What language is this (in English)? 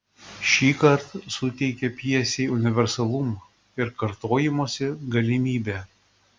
Lithuanian